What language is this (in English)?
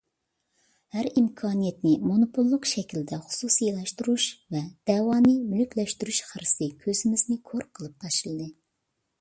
Uyghur